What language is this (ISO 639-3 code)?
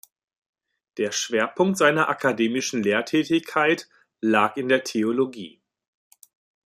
deu